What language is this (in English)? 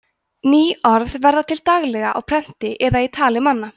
Icelandic